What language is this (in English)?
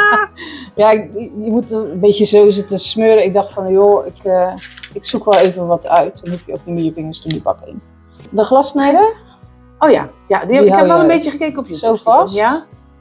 Dutch